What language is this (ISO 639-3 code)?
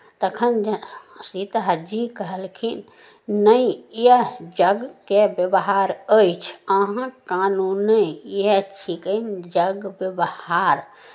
mai